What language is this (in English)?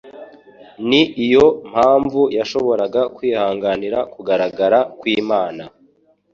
Kinyarwanda